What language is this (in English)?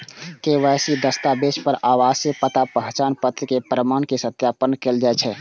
Maithili